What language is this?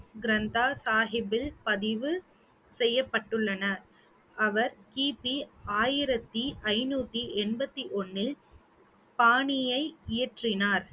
Tamil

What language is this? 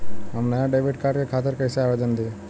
Bhojpuri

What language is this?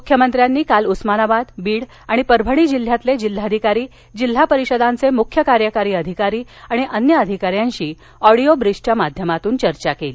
Marathi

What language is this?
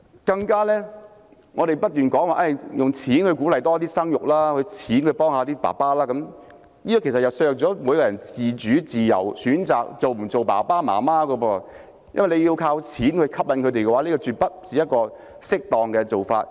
Cantonese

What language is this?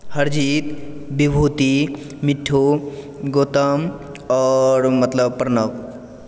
Maithili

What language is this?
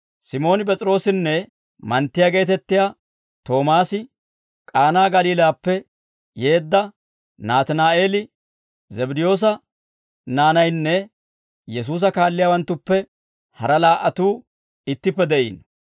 Dawro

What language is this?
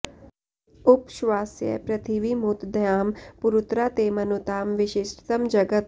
Sanskrit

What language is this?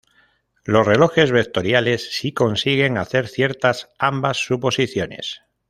Spanish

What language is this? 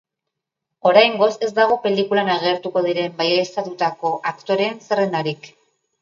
Basque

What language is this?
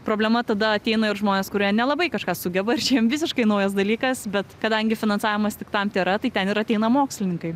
Lithuanian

